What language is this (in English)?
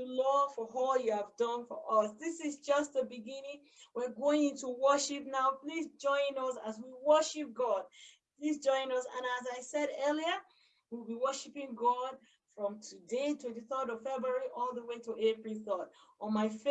English